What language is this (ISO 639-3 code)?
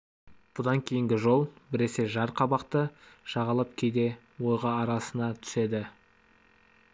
kaz